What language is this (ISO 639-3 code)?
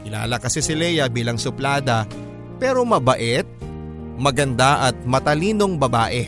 fil